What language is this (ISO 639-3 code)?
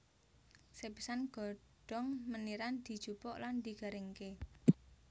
jav